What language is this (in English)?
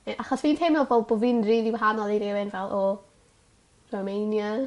Welsh